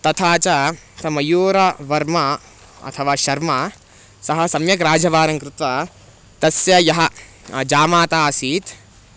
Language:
Sanskrit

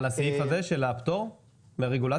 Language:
Hebrew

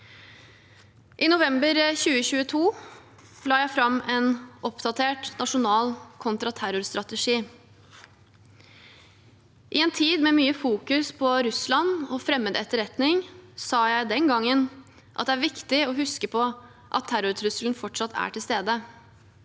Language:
Norwegian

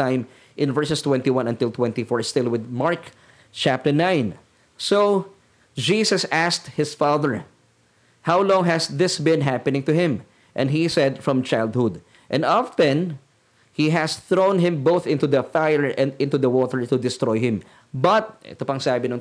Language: Filipino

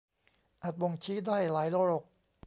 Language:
Thai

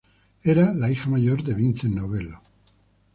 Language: Spanish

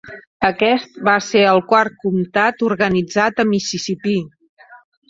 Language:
Catalan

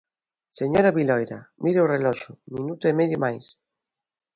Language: Galician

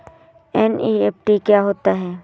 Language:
Hindi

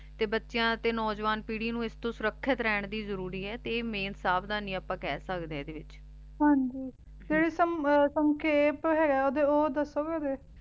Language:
Punjabi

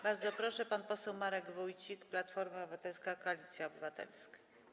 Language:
Polish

